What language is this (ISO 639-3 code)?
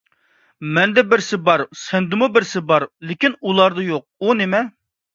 uig